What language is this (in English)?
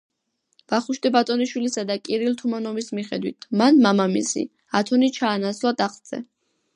Georgian